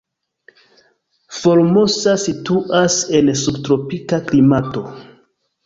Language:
Esperanto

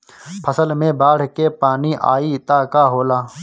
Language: Bhojpuri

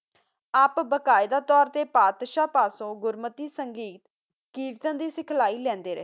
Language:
Punjabi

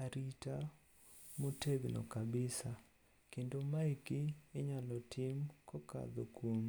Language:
Luo (Kenya and Tanzania)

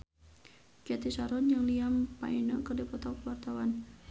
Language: Sundanese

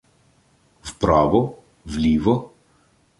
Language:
Ukrainian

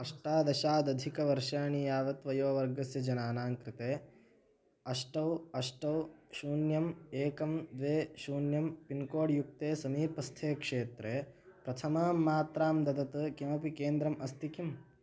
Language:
Sanskrit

